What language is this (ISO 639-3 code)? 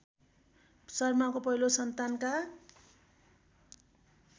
nep